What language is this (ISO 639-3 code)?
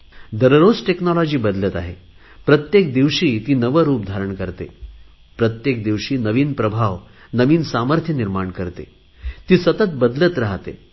mar